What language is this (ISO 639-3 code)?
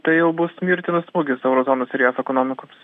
lit